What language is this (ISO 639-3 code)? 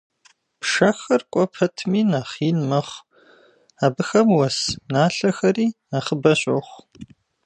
kbd